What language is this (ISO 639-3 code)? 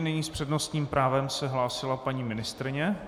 ces